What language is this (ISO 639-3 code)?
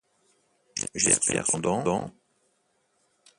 fra